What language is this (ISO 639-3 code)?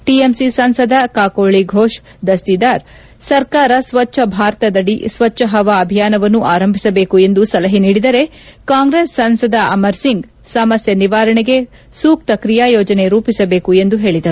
kan